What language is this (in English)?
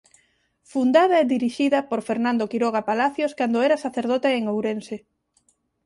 Galician